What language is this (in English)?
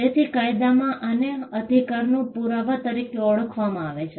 Gujarati